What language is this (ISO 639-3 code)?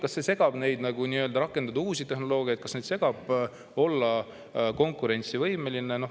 est